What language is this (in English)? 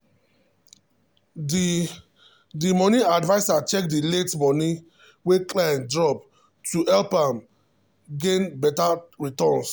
Nigerian Pidgin